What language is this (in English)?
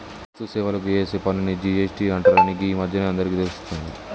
Telugu